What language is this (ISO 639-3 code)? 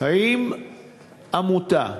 heb